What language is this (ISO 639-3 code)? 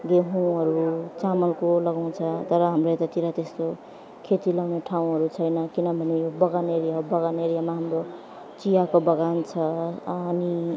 nep